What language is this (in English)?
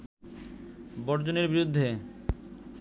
Bangla